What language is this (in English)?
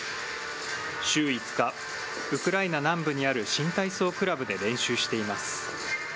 Japanese